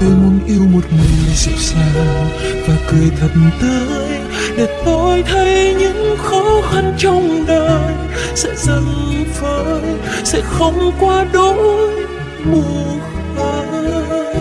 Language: Vietnamese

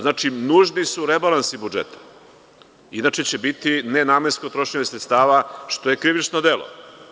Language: Serbian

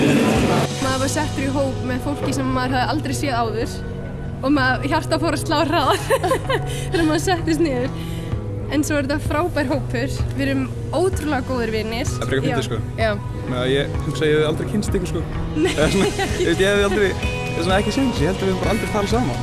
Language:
Icelandic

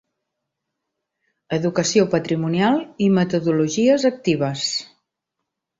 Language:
Catalan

